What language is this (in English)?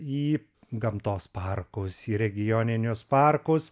Lithuanian